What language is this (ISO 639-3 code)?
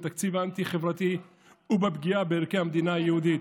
heb